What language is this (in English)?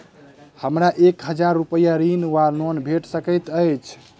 Maithili